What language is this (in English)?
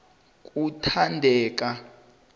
South Ndebele